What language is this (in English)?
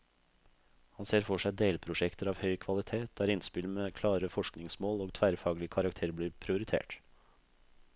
Norwegian